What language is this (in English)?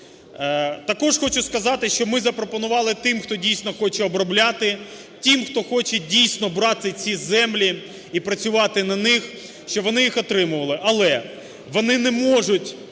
Ukrainian